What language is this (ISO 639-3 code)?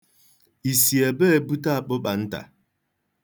ibo